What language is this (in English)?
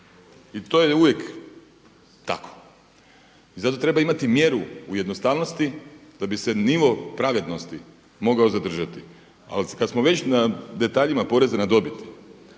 Croatian